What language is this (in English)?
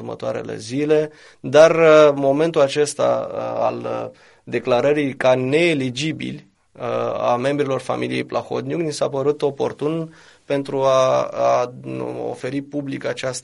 Romanian